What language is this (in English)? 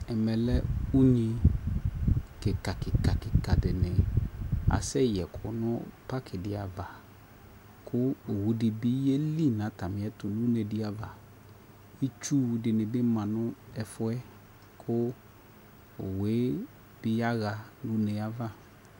Ikposo